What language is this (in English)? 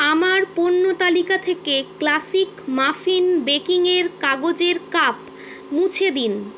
Bangla